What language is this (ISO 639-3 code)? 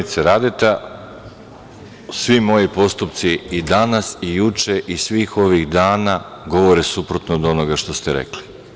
srp